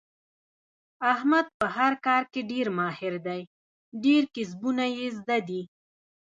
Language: Pashto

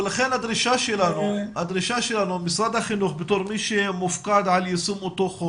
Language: Hebrew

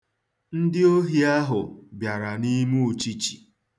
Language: Igbo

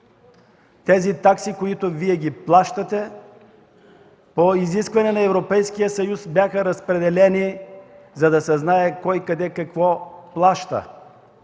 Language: Bulgarian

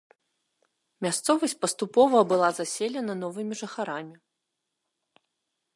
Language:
Belarusian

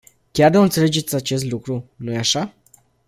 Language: Romanian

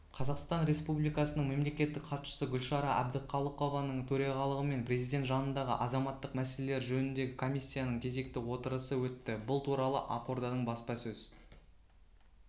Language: Kazakh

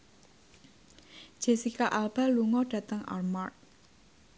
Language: Javanese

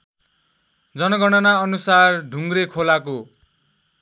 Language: Nepali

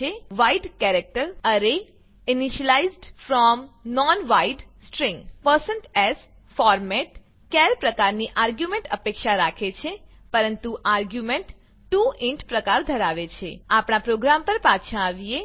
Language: Gujarati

